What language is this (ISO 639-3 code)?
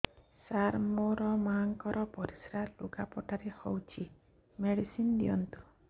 ori